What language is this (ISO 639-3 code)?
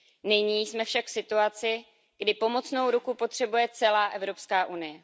ces